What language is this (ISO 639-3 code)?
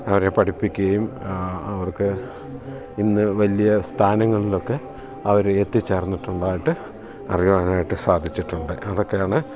mal